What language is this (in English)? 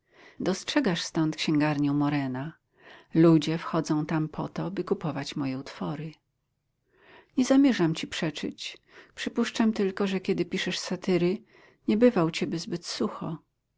Polish